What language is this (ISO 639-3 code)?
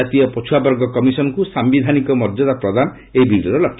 ori